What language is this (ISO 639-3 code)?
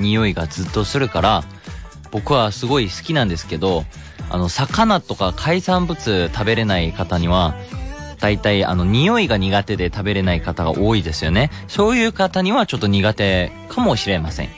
jpn